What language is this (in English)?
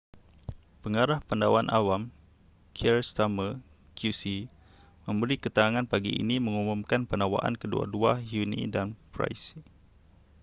Malay